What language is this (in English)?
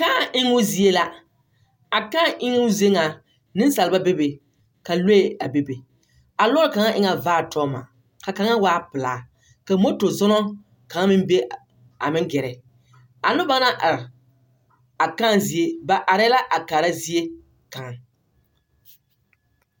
Southern Dagaare